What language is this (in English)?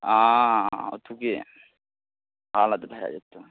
Maithili